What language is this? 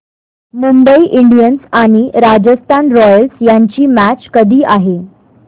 Marathi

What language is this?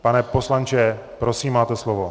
Czech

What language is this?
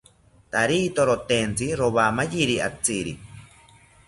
South Ucayali Ashéninka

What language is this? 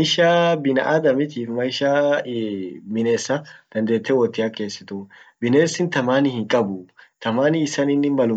Orma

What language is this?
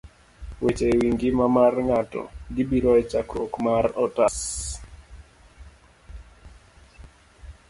Luo (Kenya and Tanzania)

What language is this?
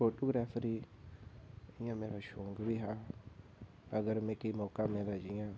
Dogri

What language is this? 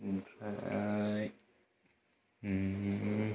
Bodo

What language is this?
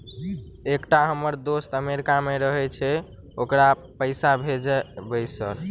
Maithili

